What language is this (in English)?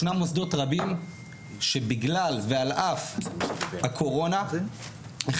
Hebrew